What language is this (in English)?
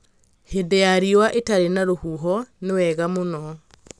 Kikuyu